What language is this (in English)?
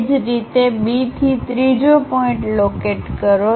Gujarati